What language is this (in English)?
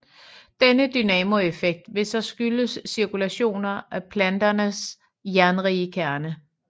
Danish